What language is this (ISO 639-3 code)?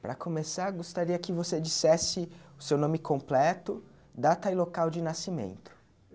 por